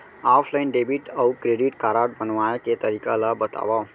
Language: Chhattisgarhi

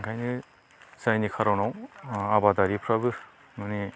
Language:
Bodo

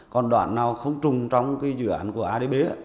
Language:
Vietnamese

